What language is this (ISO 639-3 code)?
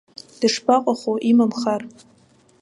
abk